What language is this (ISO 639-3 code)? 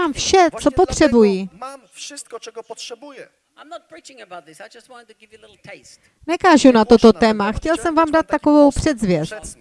ces